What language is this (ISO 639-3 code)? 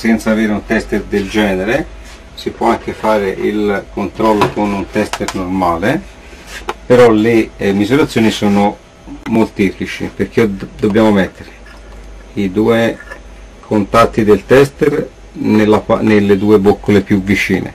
ita